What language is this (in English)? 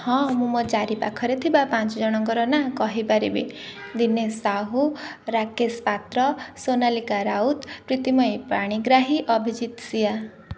Odia